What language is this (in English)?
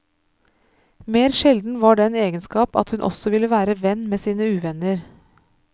Norwegian